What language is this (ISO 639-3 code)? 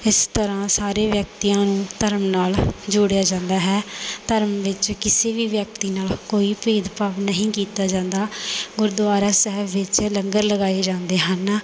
pan